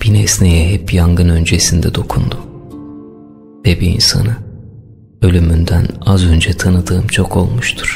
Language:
Turkish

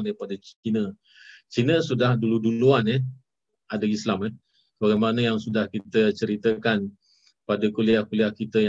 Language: Malay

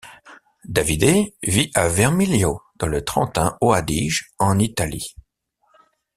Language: French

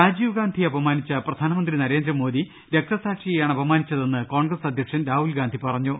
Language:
Malayalam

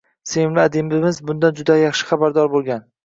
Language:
Uzbek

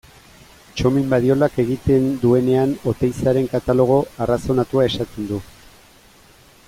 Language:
Basque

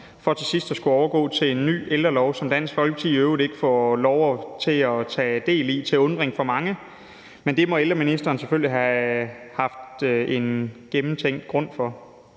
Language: Danish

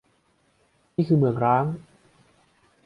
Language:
Thai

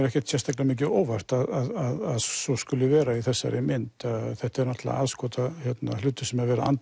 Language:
Icelandic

